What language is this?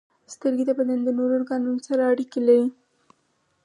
Pashto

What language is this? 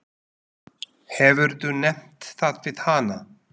Icelandic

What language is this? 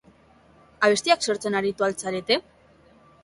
Basque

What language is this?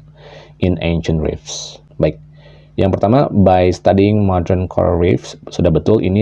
Indonesian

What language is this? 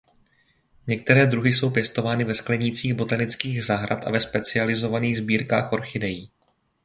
Czech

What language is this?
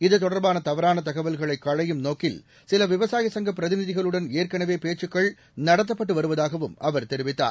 Tamil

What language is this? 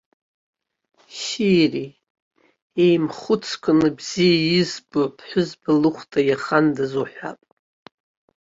Abkhazian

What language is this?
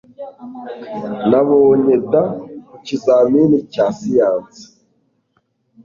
Kinyarwanda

